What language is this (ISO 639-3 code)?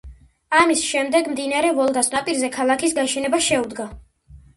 kat